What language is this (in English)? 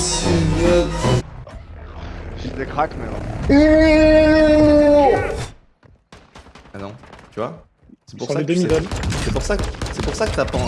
French